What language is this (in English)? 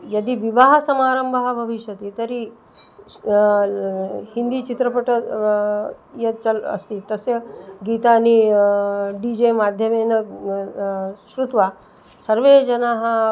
Sanskrit